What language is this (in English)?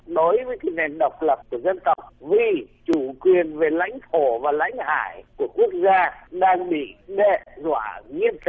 Vietnamese